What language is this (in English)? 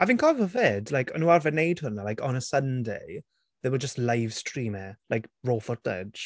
Welsh